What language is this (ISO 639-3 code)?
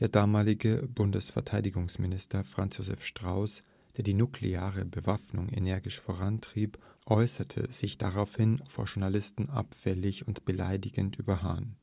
deu